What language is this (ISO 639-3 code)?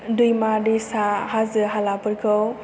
brx